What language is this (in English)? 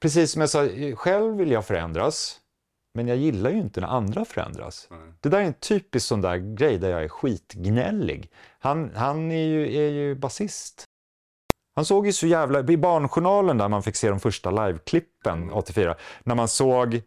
Swedish